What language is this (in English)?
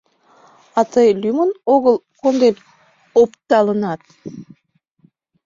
Mari